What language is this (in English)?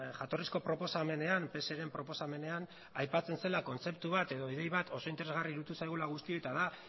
Basque